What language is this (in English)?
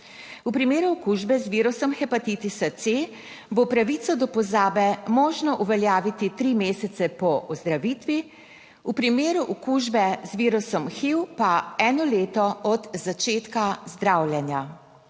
Slovenian